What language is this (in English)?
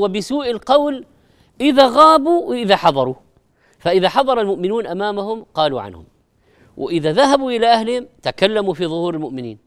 Arabic